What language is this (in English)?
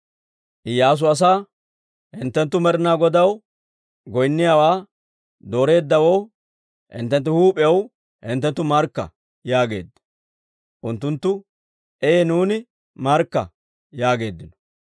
Dawro